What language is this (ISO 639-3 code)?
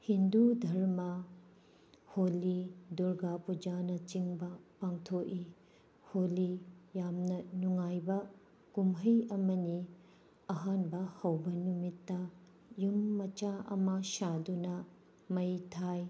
mni